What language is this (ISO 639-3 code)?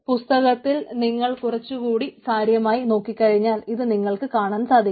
mal